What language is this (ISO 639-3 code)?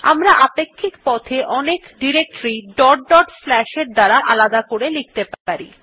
ben